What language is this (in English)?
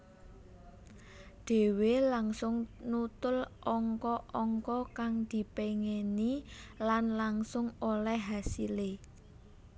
Javanese